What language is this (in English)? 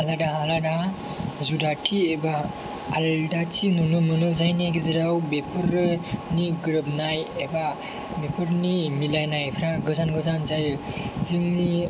Bodo